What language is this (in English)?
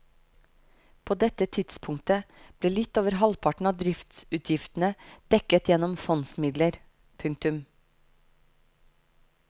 Norwegian